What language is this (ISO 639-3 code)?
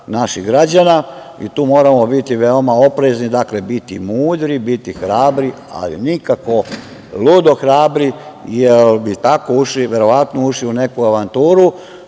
srp